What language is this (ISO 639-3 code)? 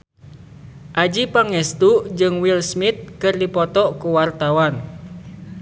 sun